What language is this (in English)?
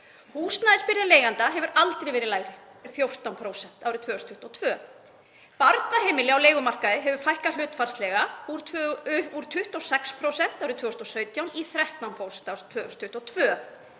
Icelandic